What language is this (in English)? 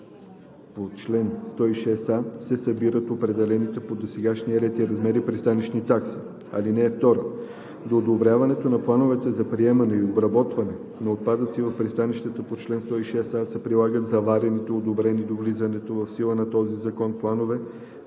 Bulgarian